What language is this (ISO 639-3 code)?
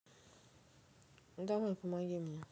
rus